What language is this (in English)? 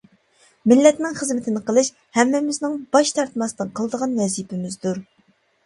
Uyghur